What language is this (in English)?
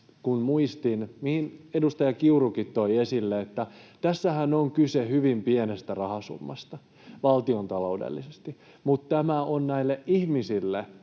Finnish